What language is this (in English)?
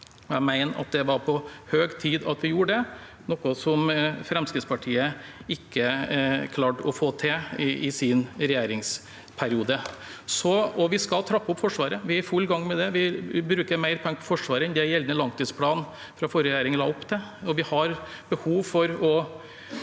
Norwegian